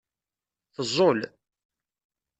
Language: Kabyle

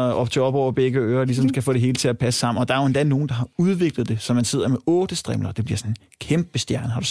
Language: Danish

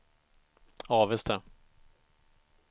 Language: Swedish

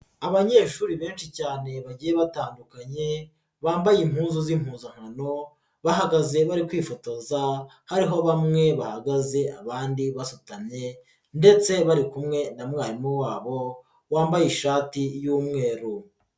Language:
Kinyarwanda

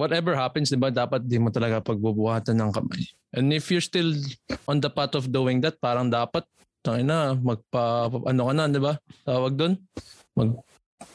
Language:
Filipino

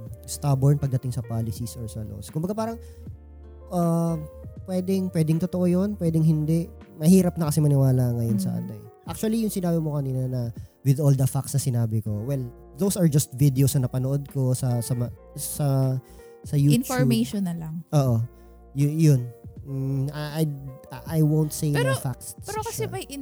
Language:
Filipino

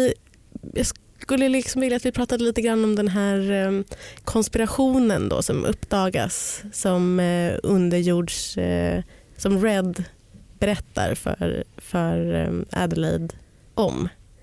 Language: Swedish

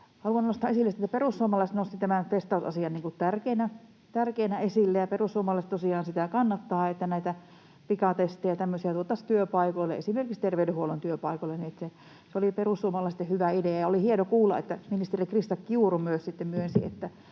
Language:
Finnish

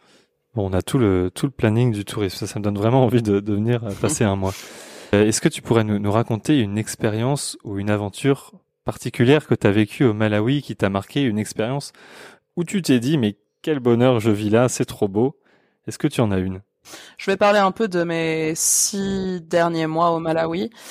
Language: French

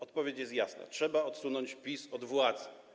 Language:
Polish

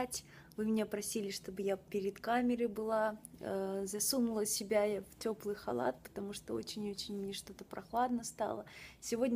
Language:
Russian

